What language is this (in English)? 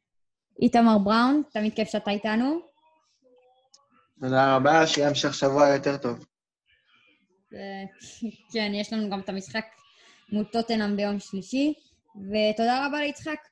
Hebrew